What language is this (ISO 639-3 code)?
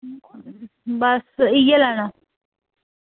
doi